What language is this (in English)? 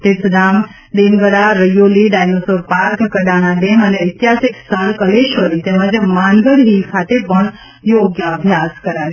Gujarati